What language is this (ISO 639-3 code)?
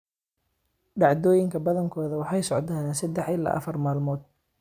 som